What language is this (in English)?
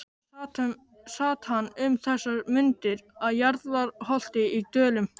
Icelandic